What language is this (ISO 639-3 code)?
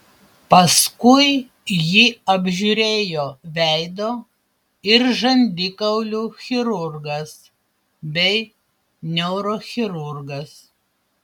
lit